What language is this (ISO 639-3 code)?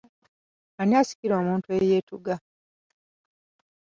lug